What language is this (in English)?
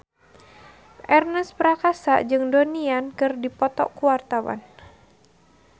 Sundanese